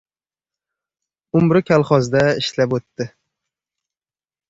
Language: Uzbek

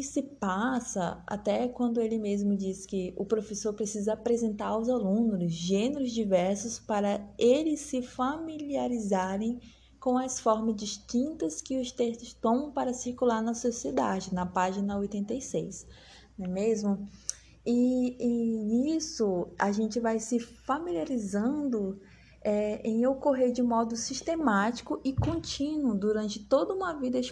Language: Portuguese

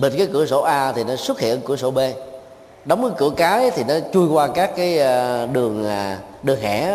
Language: Vietnamese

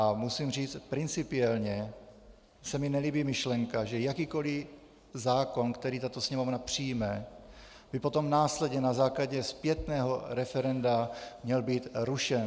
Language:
Czech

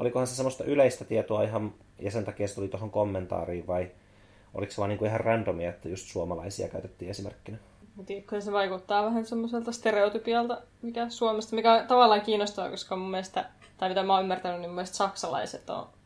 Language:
Finnish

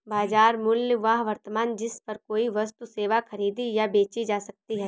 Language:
Hindi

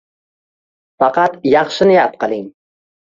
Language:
Uzbek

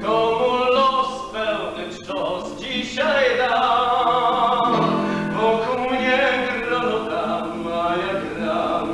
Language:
Polish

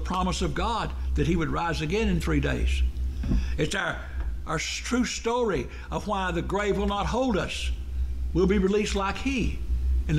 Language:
English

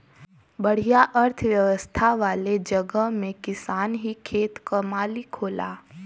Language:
Bhojpuri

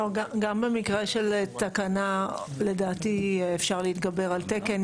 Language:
Hebrew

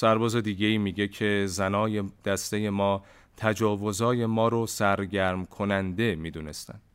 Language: Persian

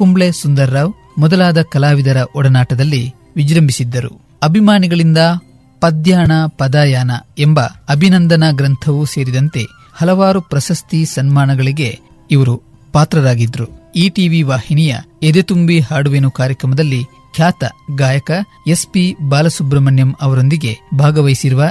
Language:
Kannada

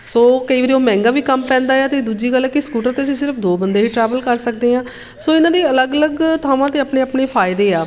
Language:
Punjabi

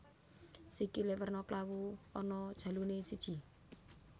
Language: Javanese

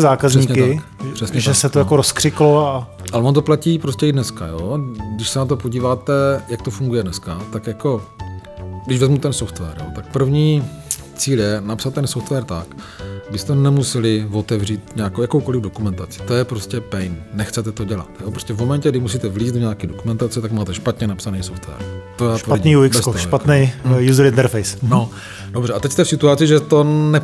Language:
Czech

